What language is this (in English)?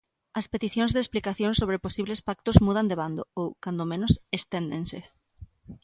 Galician